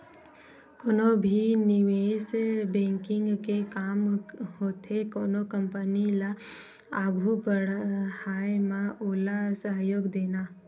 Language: Chhattisgarhi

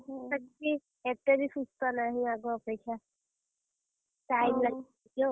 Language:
Odia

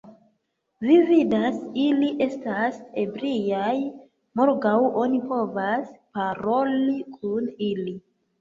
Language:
Esperanto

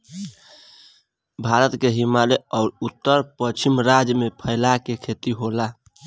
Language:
Bhojpuri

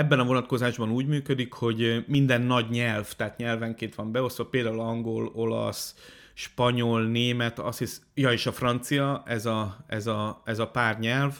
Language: Hungarian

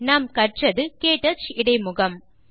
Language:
Tamil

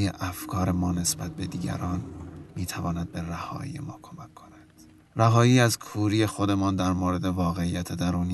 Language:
Persian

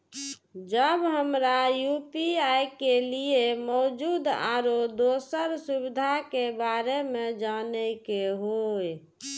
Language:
Maithili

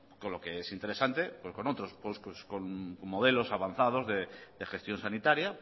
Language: Spanish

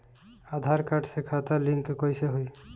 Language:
Bhojpuri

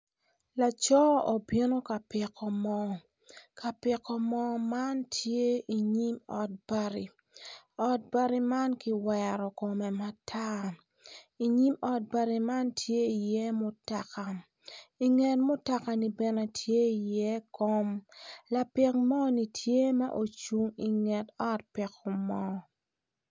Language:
Acoli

